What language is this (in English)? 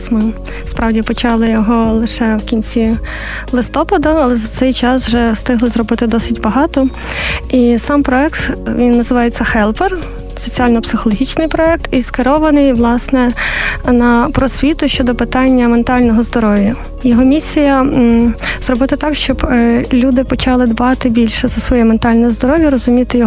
Ukrainian